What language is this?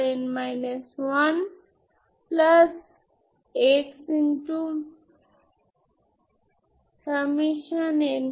Bangla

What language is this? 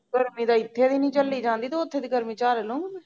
Punjabi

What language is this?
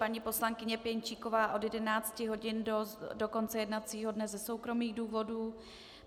Czech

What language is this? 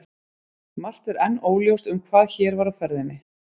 Icelandic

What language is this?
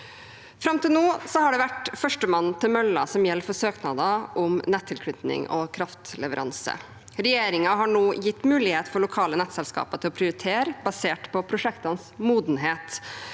Norwegian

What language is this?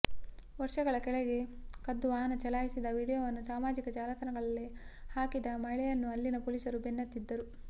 Kannada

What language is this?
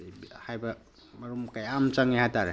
Manipuri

